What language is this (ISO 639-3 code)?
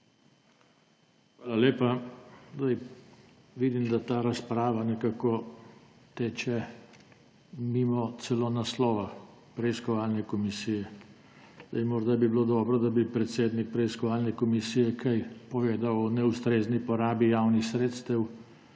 slv